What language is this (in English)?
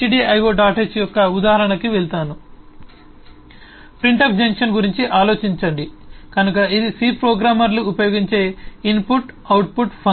Telugu